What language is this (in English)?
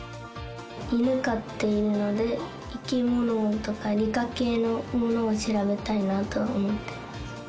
Japanese